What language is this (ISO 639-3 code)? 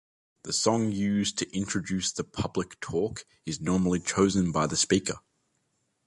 eng